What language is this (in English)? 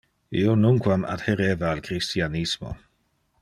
Interlingua